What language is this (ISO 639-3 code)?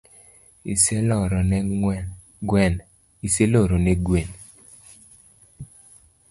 luo